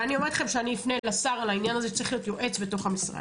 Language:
Hebrew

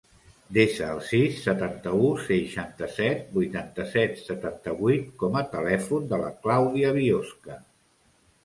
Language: Catalan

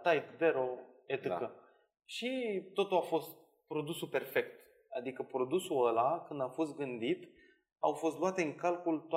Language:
Romanian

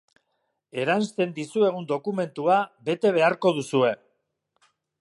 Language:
Basque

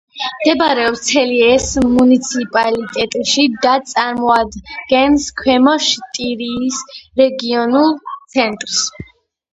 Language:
Georgian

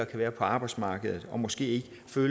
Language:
Danish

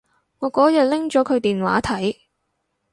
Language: Cantonese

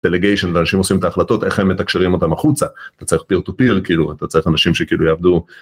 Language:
Hebrew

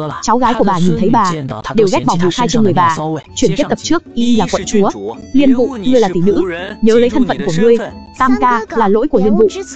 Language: Vietnamese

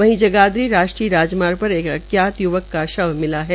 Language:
Hindi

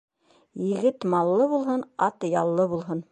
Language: Bashkir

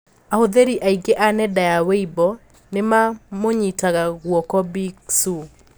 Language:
Kikuyu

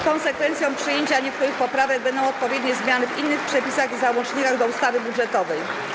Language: Polish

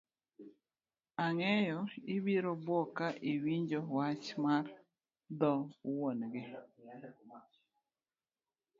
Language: Luo (Kenya and Tanzania)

